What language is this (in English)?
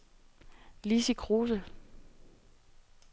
Danish